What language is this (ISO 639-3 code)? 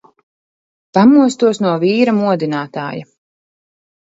lav